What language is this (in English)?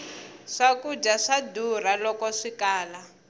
Tsonga